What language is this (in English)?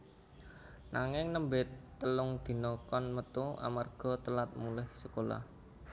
Javanese